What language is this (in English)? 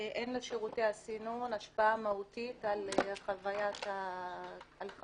Hebrew